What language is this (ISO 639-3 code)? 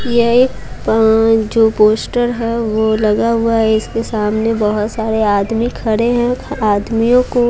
hin